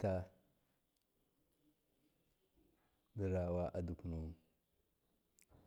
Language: Miya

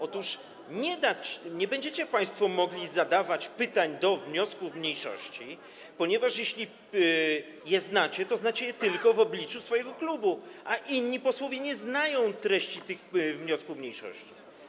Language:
Polish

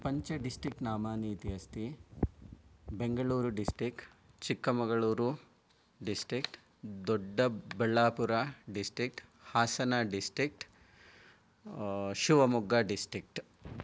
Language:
Sanskrit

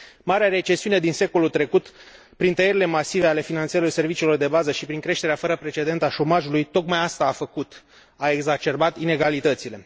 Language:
Romanian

